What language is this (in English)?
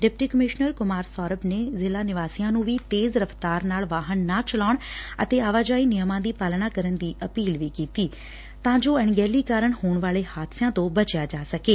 Punjabi